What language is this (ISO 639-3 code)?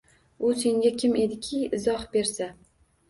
uzb